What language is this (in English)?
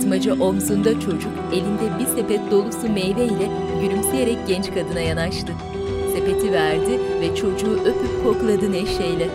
Turkish